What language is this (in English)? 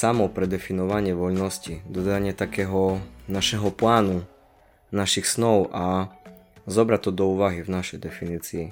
Slovak